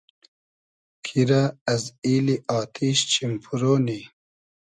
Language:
Hazaragi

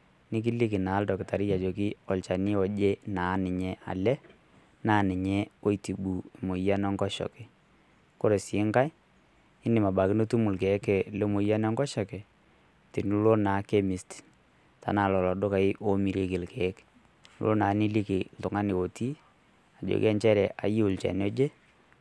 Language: Masai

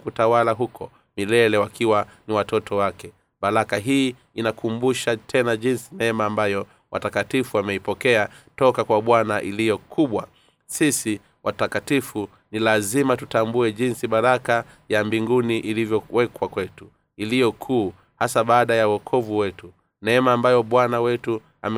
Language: Swahili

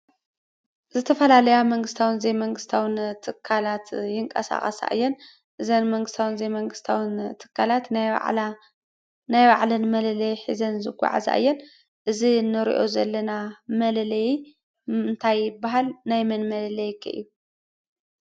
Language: Tigrinya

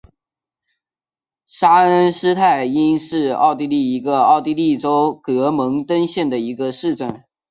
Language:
Chinese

